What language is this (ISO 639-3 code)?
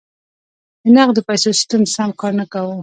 pus